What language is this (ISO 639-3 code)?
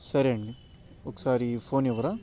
tel